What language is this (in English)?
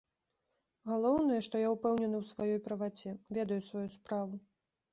Belarusian